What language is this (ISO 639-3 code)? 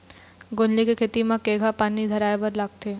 hne